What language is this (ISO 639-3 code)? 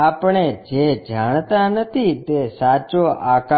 guj